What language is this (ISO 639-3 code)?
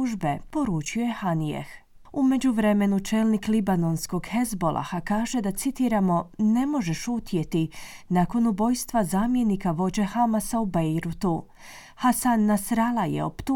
hrv